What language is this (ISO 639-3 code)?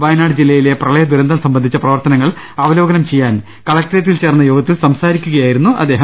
mal